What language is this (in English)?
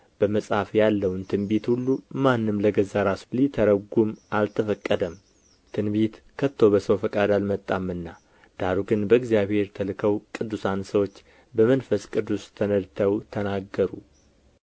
Amharic